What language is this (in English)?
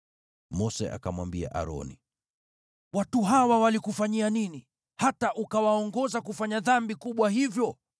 Swahili